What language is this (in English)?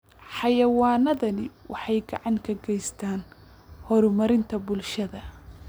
Somali